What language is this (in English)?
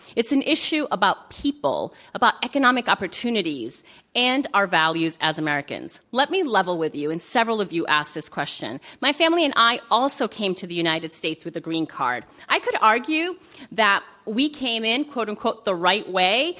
English